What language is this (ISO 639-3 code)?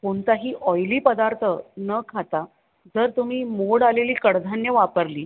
mar